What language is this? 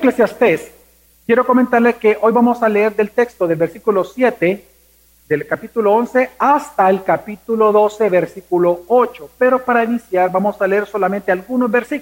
Spanish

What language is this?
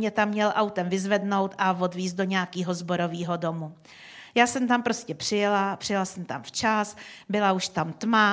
Czech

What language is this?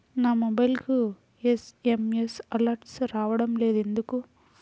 Telugu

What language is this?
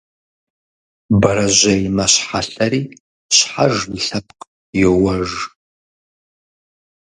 Kabardian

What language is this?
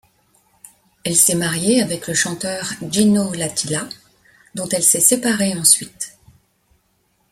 French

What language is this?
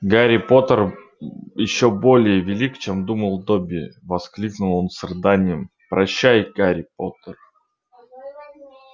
Russian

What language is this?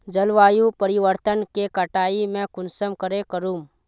Magahi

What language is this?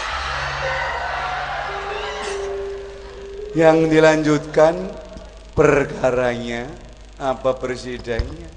Indonesian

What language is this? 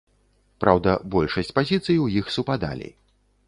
Belarusian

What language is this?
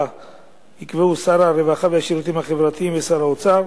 Hebrew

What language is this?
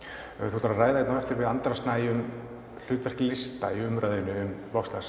Icelandic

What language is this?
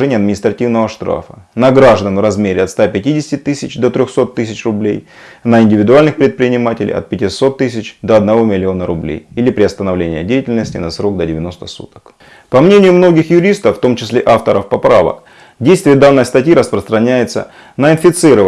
Russian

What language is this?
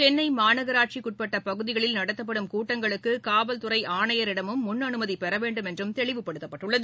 Tamil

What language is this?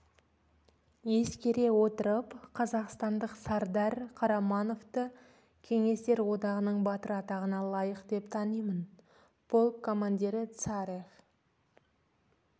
Kazakh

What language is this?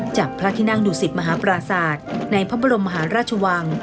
Thai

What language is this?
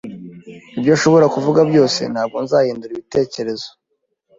Kinyarwanda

